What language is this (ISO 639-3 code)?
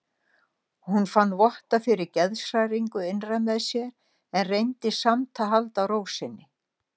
isl